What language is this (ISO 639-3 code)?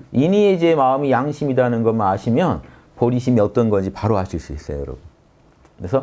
kor